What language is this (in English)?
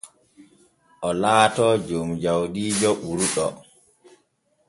Borgu Fulfulde